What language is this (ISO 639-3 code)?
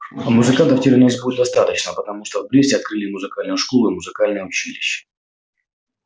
rus